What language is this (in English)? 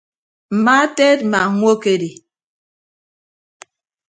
Ibibio